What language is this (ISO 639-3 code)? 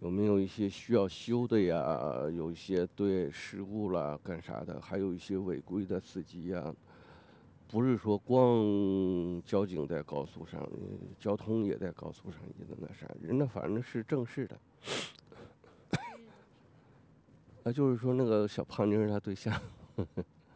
zho